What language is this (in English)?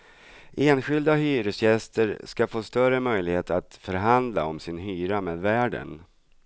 Swedish